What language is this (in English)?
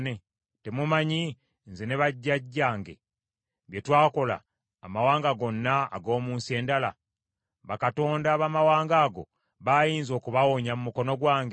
Ganda